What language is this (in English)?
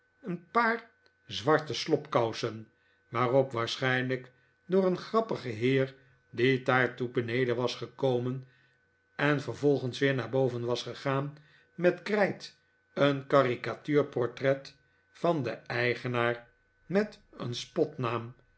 Dutch